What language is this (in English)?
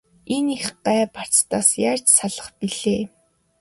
Mongolian